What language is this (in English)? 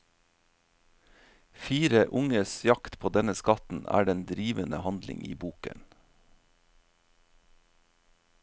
Norwegian